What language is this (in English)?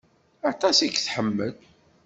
Kabyle